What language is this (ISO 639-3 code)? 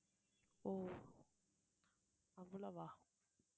tam